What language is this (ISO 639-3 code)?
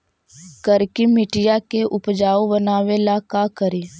mag